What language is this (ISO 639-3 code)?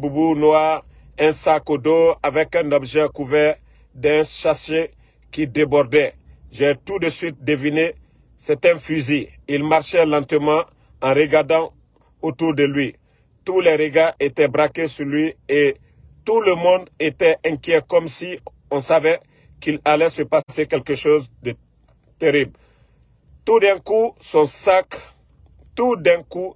fra